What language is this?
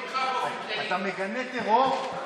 Hebrew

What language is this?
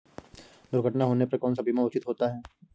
Hindi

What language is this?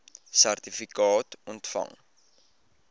Afrikaans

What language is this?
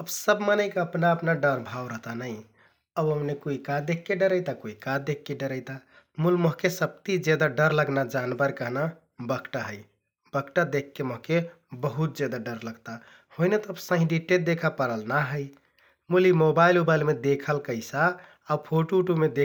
Kathoriya Tharu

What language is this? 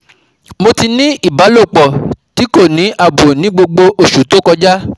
Yoruba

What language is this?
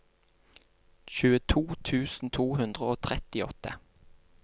Norwegian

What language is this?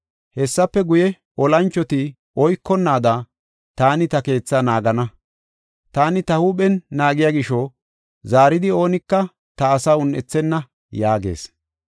Gofa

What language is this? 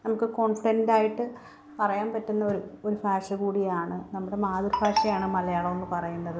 Malayalam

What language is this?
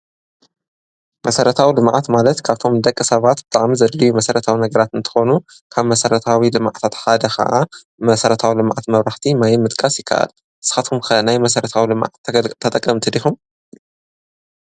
Tigrinya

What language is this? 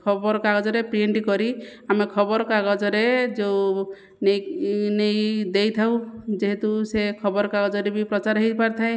Odia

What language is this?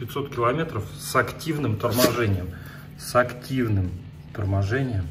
Russian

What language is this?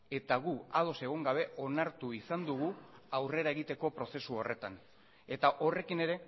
Basque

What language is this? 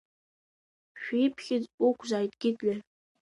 Abkhazian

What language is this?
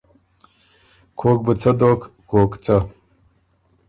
Ormuri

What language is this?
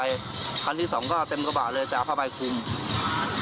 Thai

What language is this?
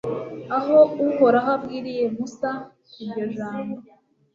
Kinyarwanda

